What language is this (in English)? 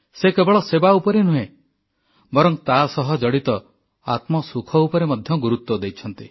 Odia